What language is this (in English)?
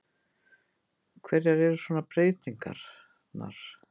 Icelandic